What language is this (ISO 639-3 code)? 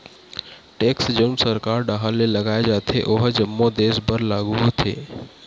hne